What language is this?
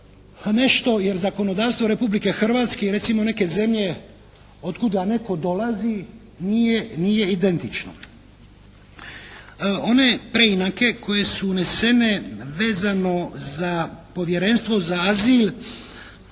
Croatian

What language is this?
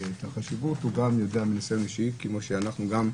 Hebrew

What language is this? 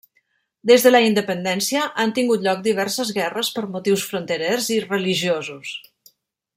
Catalan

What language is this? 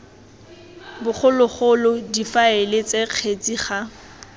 Tswana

